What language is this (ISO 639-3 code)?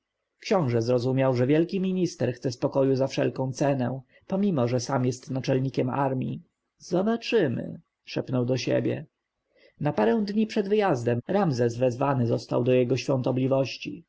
pol